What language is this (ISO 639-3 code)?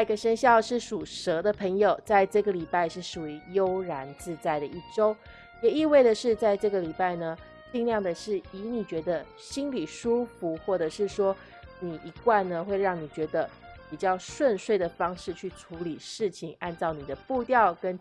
zho